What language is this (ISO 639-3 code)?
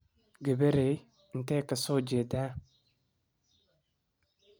som